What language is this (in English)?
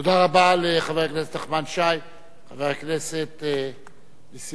Hebrew